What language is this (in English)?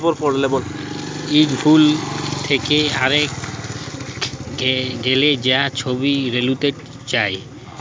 Bangla